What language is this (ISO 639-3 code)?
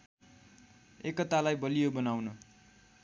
nep